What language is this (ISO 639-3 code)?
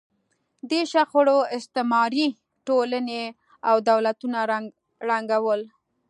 pus